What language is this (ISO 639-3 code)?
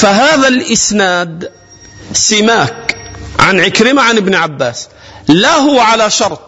ara